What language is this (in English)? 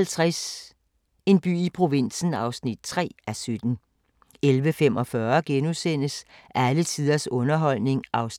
Danish